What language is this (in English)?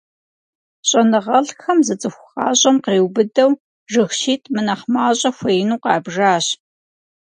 Kabardian